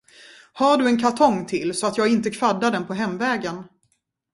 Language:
Swedish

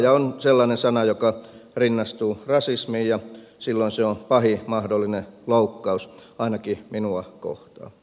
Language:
Finnish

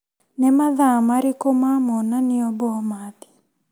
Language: Kikuyu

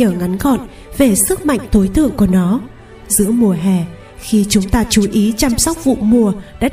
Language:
Vietnamese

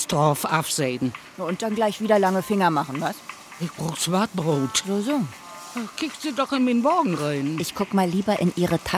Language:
German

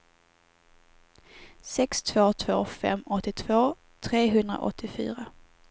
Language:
Swedish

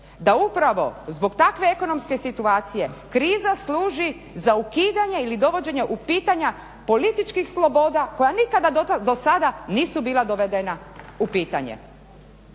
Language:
Croatian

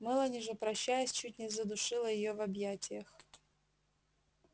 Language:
Russian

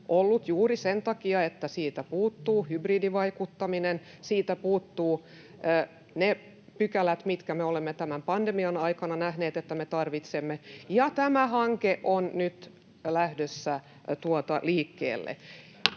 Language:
Finnish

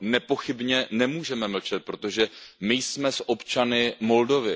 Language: Czech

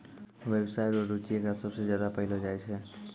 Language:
Maithili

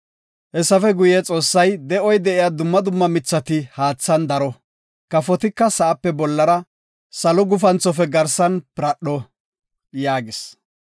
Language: Gofa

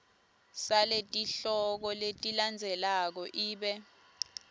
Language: Swati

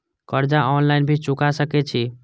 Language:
Maithili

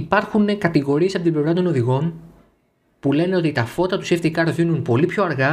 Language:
Greek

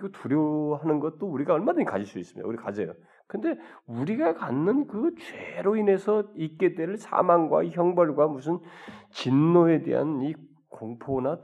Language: Korean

